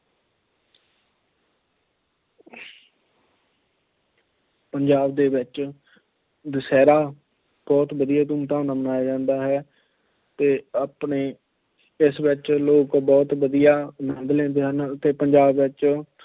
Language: Punjabi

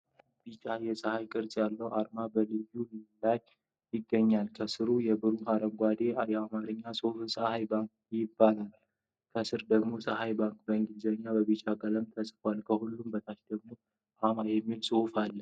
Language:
Amharic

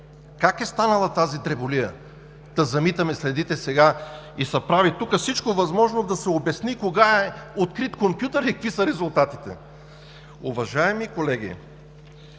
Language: Bulgarian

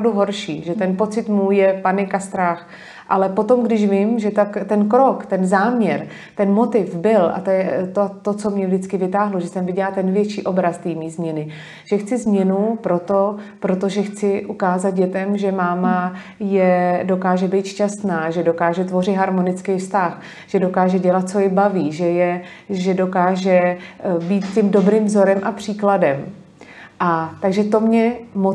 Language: Czech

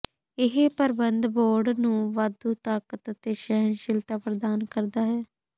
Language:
Punjabi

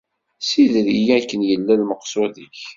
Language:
Kabyle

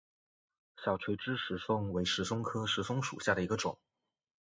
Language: Chinese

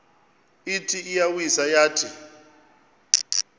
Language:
Xhosa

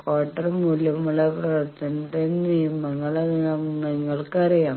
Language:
Malayalam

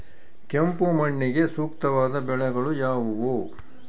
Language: Kannada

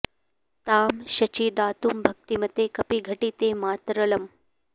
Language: Sanskrit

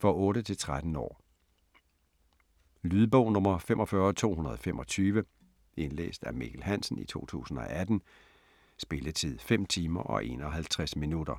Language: Danish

